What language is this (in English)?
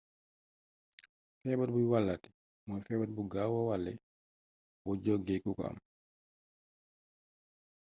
Wolof